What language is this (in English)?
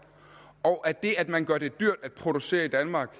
Danish